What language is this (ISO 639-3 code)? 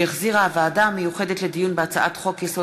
heb